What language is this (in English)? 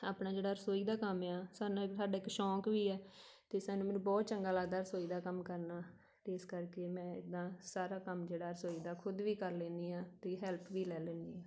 Punjabi